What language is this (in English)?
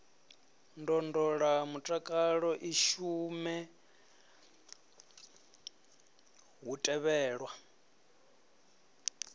Venda